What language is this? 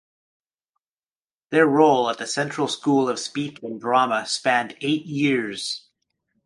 English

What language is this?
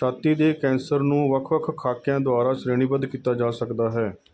Punjabi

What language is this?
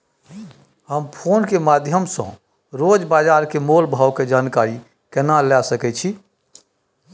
Maithili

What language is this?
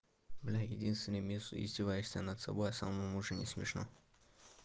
Russian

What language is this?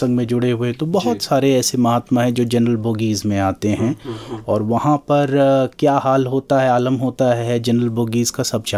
Hindi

